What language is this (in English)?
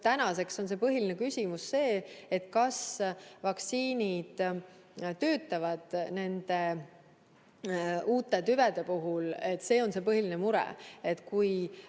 Estonian